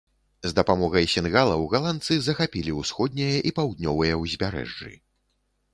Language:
Belarusian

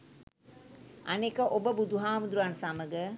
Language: Sinhala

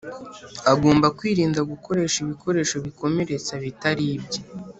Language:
Kinyarwanda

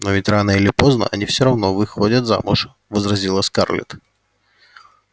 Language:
Russian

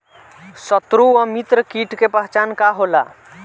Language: Bhojpuri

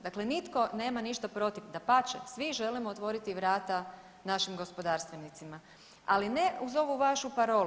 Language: Croatian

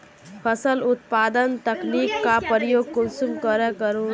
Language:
Magahi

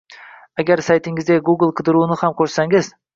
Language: Uzbek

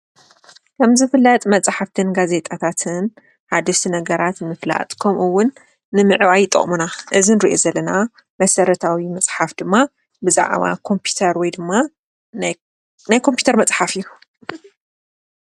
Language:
Tigrinya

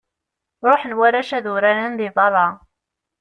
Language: Kabyle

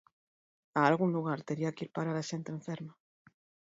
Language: Galician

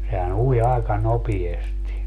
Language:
Finnish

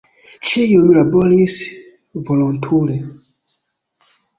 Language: Esperanto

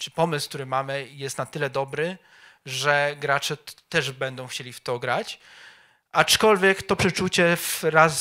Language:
Polish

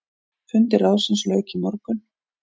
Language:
Icelandic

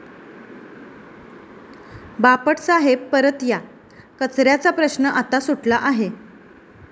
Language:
Marathi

